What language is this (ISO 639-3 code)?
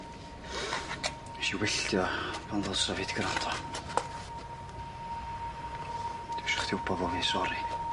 cym